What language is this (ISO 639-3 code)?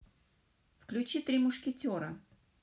rus